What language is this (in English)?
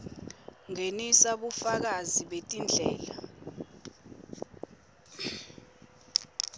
Swati